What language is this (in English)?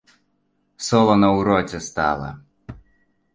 Belarusian